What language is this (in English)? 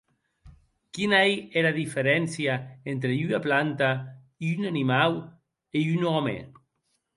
Occitan